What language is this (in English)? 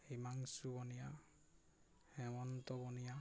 Assamese